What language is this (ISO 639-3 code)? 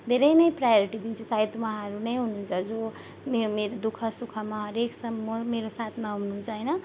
nep